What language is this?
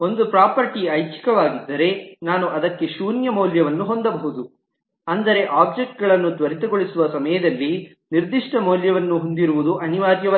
Kannada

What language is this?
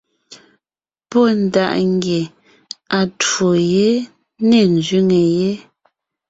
Ngiemboon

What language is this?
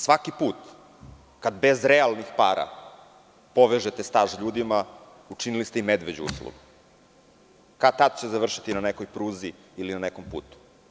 Serbian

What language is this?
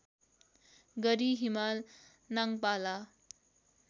Nepali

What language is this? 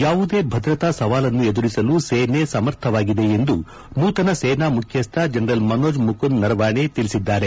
Kannada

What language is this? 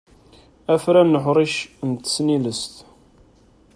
Kabyle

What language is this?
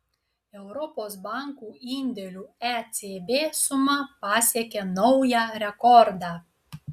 Lithuanian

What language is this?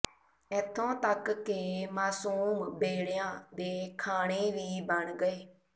Punjabi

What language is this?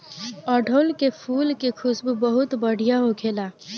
Bhojpuri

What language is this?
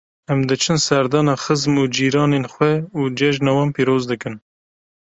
Kurdish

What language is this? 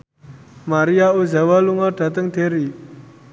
Javanese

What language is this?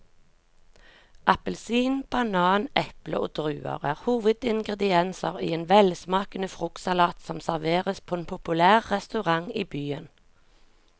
Norwegian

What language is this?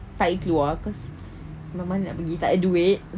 English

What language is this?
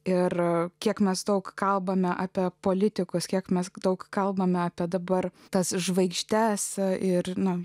Lithuanian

